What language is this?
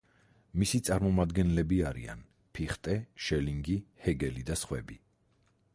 Georgian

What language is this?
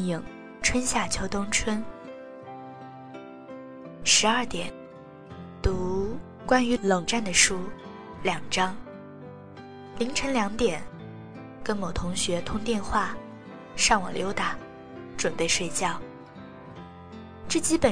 Chinese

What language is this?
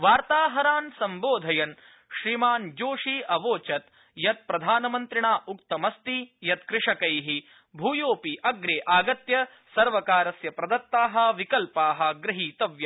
Sanskrit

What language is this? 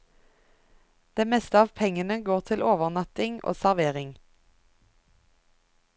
Norwegian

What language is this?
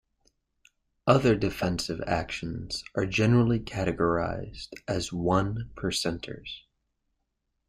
English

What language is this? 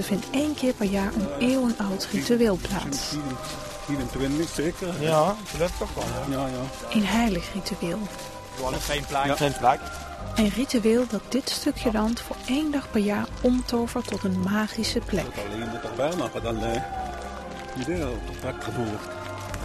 Dutch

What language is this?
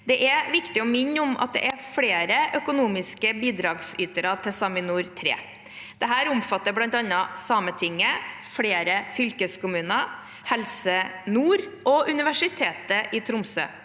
Norwegian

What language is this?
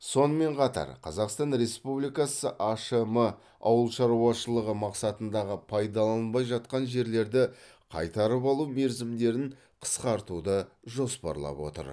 Kazakh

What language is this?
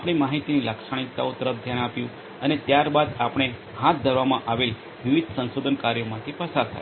Gujarati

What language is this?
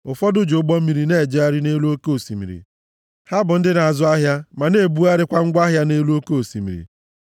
Igbo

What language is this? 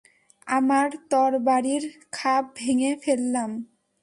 Bangla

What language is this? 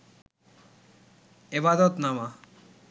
Bangla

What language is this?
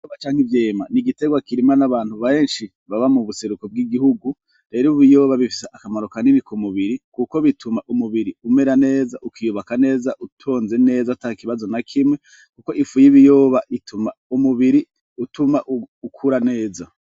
Rundi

